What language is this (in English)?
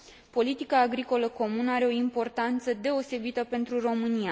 Romanian